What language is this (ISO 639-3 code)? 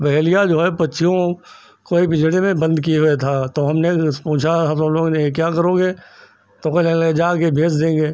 hin